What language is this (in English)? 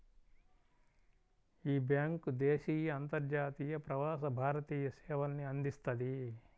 Telugu